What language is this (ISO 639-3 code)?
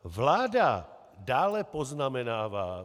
ces